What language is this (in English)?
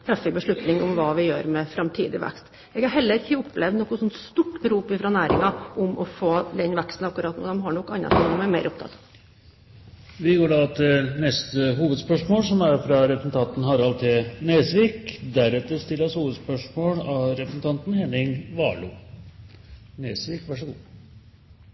Norwegian